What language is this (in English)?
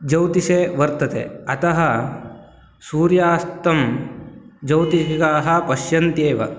Sanskrit